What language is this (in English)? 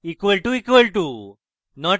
Bangla